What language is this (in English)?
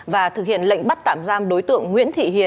Vietnamese